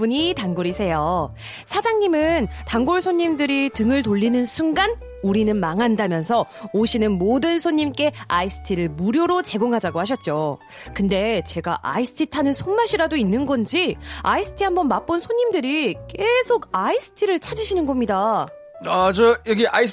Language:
Korean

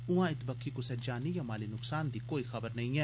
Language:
Dogri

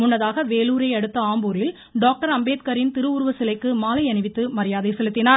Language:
Tamil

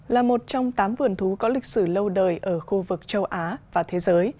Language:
Vietnamese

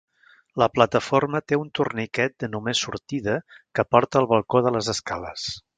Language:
Catalan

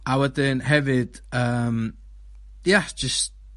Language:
Welsh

